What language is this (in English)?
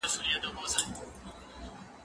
Pashto